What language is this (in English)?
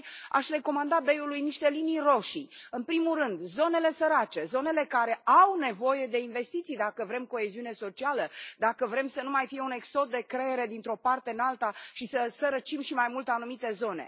Romanian